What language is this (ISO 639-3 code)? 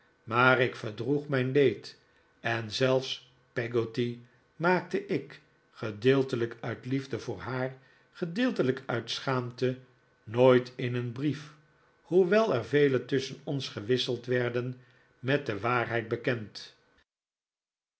nld